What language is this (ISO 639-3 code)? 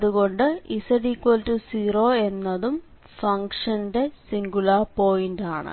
mal